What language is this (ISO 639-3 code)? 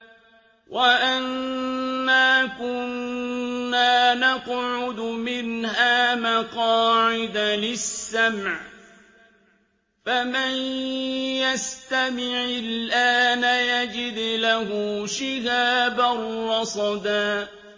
ara